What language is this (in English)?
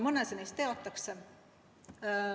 Estonian